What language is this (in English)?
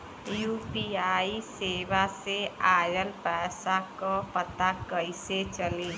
Bhojpuri